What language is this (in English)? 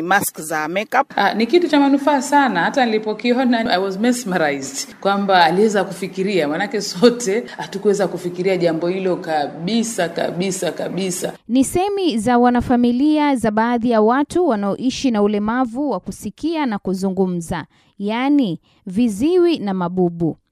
Swahili